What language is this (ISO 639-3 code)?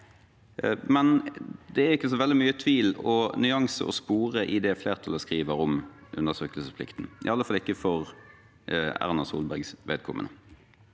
nor